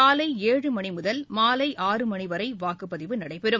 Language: Tamil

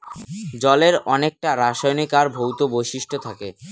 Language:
Bangla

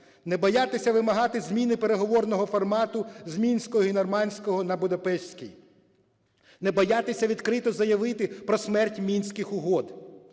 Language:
Ukrainian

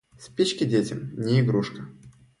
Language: Russian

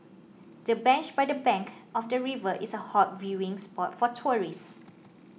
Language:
English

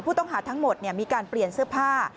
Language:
Thai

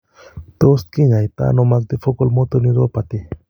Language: Kalenjin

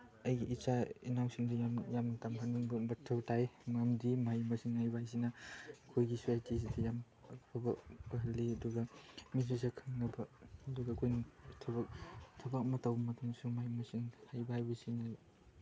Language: Manipuri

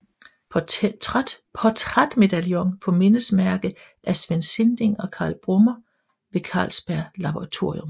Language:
Danish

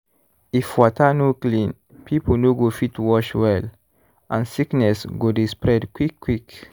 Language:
Nigerian Pidgin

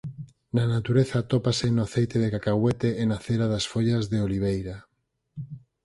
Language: Galician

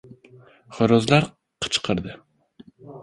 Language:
Uzbek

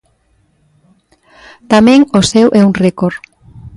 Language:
Galician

